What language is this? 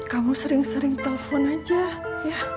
Indonesian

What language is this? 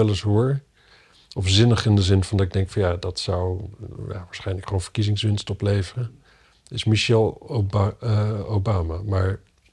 Dutch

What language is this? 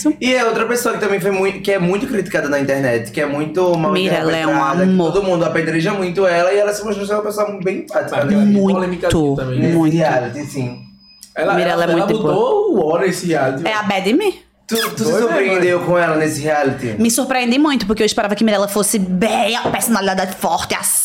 Portuguese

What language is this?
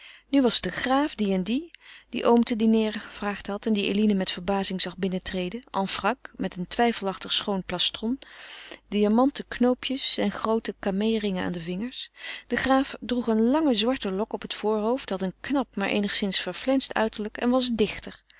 Dutch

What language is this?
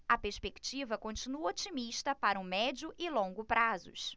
Portuguese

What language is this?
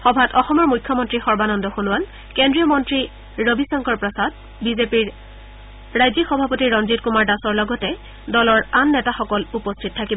Assamese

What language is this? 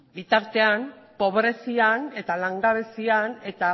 Basque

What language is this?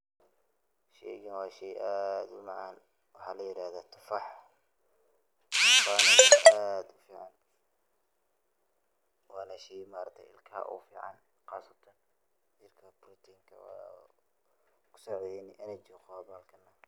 Somali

